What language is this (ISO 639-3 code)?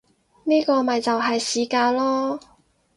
yue